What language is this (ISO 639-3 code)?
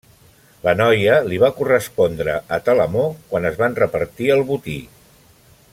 cat